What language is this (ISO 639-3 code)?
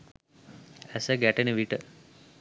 sin